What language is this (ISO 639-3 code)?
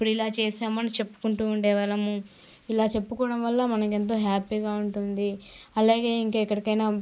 tel